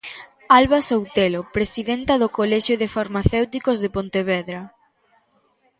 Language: Galician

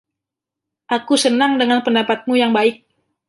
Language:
Indonesian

